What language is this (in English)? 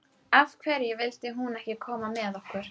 Icelandic